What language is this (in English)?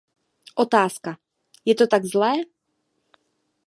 Czech